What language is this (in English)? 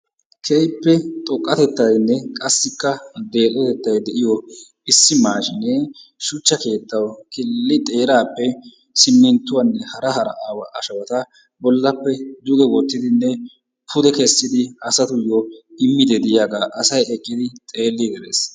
Wolaytta